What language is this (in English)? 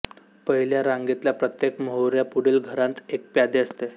Marathi